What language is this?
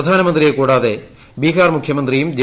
Malayalam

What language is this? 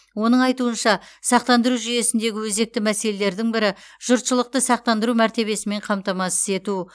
Kazakh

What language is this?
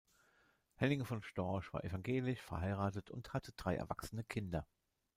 German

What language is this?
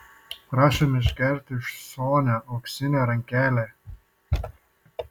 Lithuanian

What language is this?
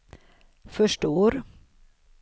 Swedish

